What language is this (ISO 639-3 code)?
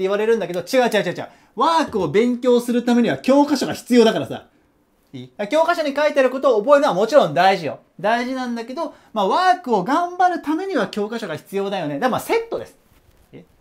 jpn